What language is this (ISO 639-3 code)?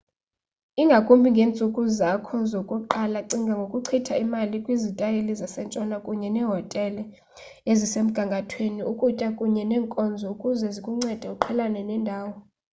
xho